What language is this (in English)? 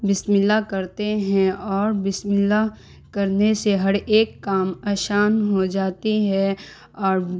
Urdu